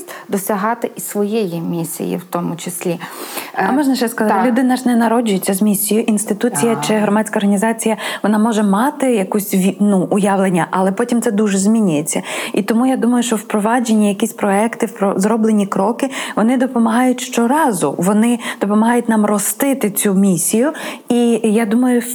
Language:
Ukrainian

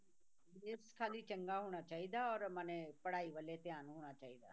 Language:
Punjabi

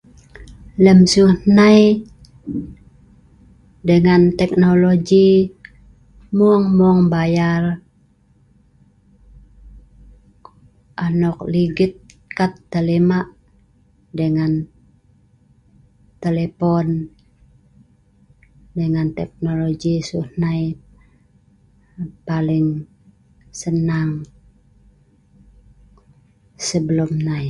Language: Sa'ban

